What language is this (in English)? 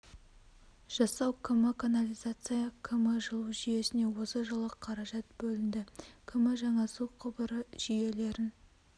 Kazakh